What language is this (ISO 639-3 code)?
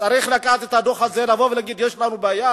heb